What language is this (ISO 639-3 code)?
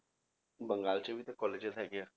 pan